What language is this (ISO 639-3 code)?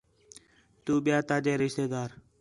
xhe